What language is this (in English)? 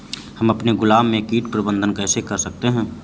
Hindi